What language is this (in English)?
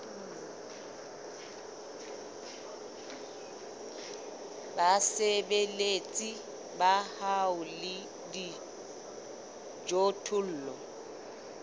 Southern Sotho